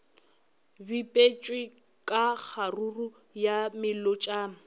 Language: Northern Sotho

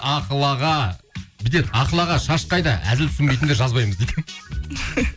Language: Kazakh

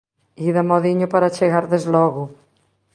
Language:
Galician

